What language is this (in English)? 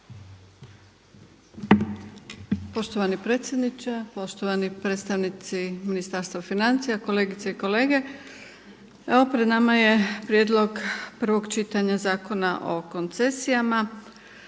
Croatian